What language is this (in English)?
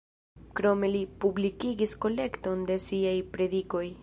Esperanto